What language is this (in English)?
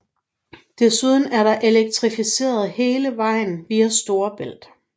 Danish